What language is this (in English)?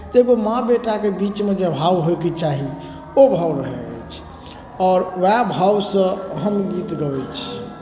Maithili